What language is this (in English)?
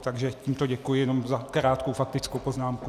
Czech